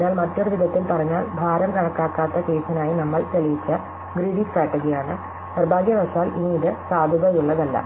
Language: Malayalam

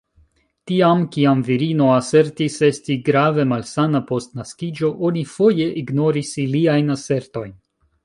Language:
Esperanto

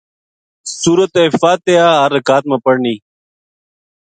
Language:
Gujari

